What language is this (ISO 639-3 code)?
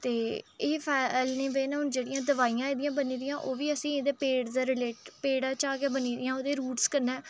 doi